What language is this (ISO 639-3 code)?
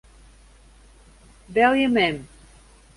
fry